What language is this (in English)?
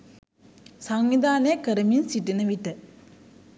Sinhala